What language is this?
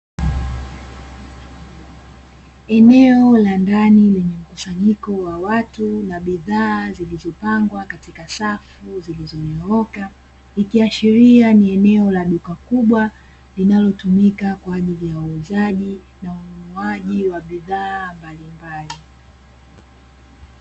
Swahili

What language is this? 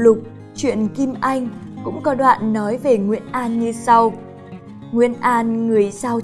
Vietnamese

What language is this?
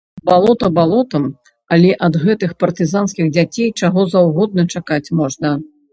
Belarusian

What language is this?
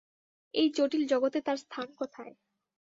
Bangla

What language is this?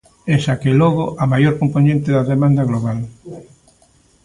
Galician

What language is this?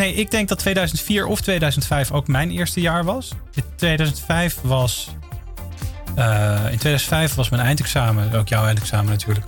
Dutch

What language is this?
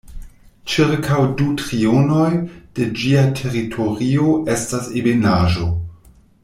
Esperanto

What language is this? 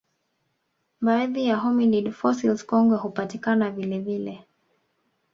Swahili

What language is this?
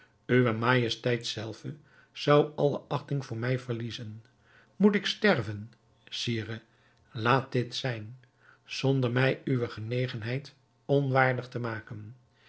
Dutch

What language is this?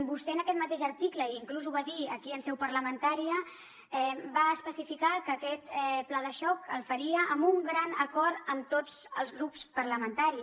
Catalan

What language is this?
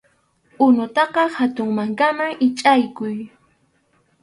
Arequipa-La Unión Quechua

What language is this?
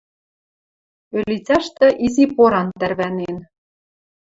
Western Mari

